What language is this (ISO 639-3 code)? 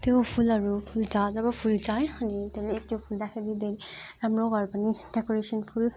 nep